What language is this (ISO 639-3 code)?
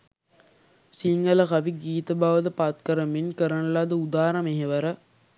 sin